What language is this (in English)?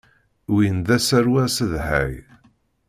Kabyle